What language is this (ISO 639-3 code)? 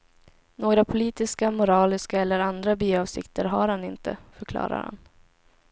swe